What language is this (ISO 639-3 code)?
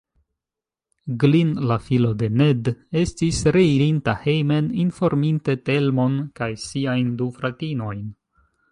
epo